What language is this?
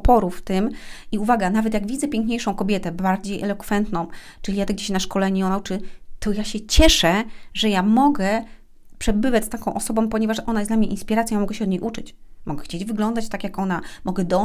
Polish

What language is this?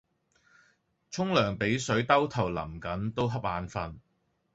Cantonese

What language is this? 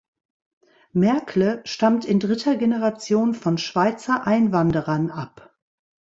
German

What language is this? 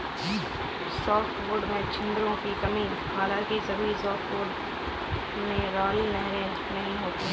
Hindi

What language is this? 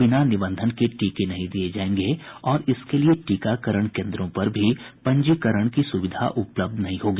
Hindi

